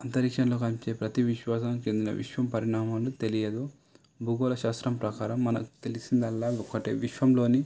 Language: Telugu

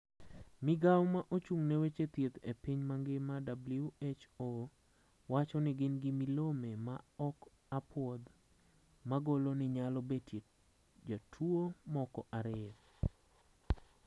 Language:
Luo (Kenya and Tanzania)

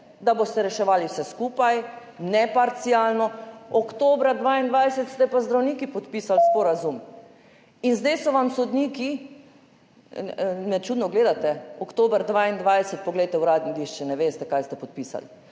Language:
Slovenian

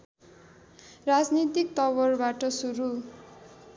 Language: Nepali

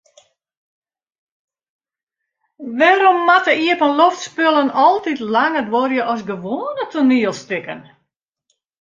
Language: Western Frisian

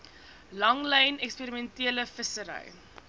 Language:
Afrikaans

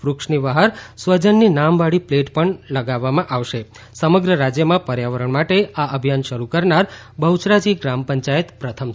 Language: Gujarati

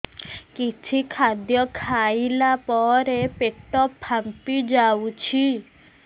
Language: Odia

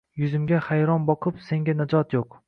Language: Uzbek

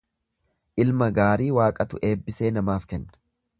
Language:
Oromo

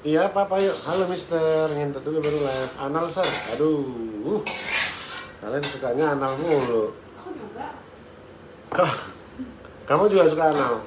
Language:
Indonesian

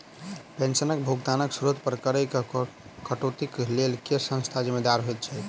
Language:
Maithili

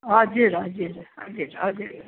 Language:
Nepali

